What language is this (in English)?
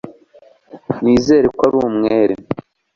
Kinyarwanda